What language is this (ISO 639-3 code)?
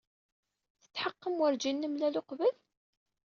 kab